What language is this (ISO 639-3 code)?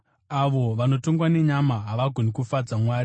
sna